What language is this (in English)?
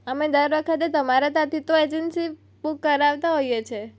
Gujarati